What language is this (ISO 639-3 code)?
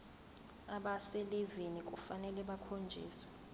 zul